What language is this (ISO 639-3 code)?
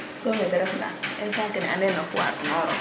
srr